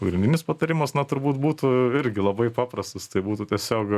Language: Lithuanian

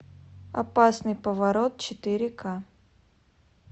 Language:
Russian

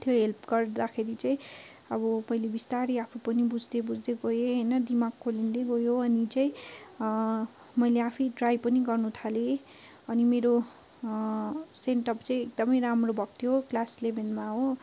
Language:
Nepali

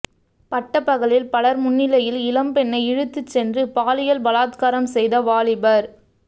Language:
Tamil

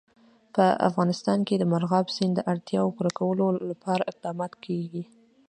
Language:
Pashto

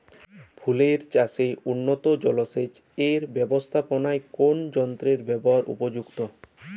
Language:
Bangla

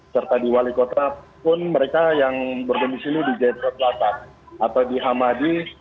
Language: Indonesian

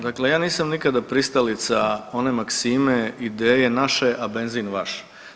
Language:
Croatian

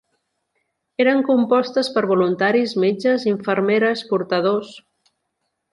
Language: Catalan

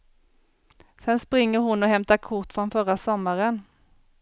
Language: Swedish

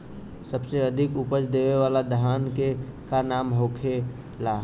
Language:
Bhojpuri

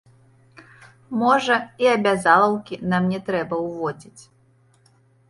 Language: Belarusian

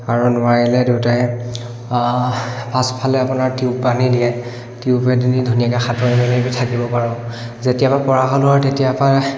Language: Assamese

